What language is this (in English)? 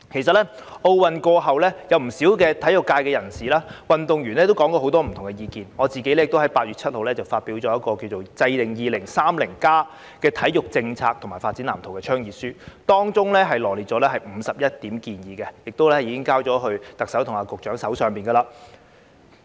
Cantonese